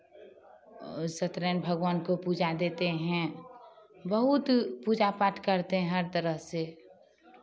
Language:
Hindi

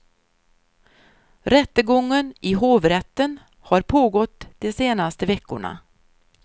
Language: Swedish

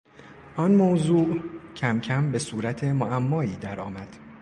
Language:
Persian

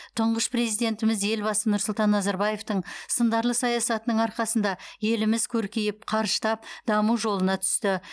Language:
Kazakh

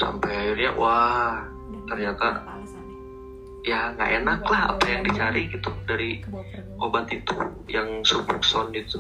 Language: Indonesian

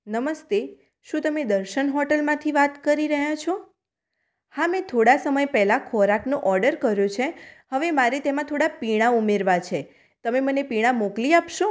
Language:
Gujarati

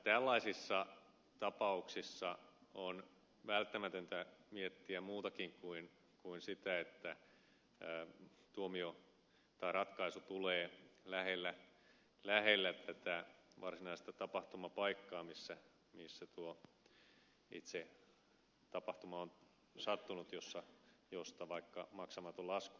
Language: Finnish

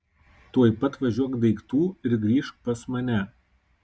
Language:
Lithuanian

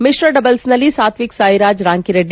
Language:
Kannada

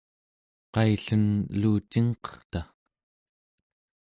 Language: Central Yupik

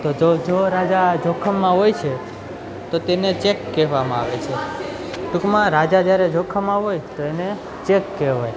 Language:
Gujarati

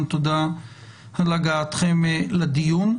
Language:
Hebrew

